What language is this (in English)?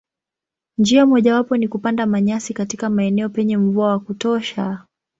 Swahili